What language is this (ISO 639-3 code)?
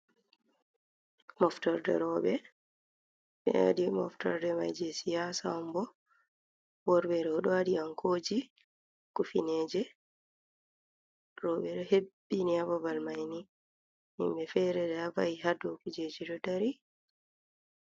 ful